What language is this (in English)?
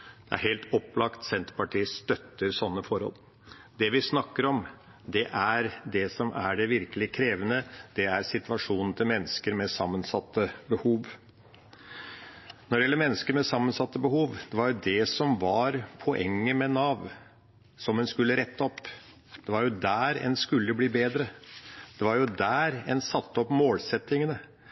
Norwegian Bokmål